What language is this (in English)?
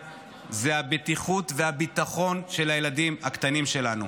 Hebrew